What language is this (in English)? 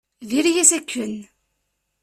Kabyle